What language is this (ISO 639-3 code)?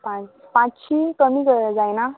kok